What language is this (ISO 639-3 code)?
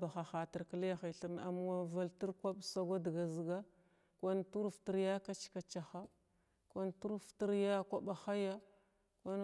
glw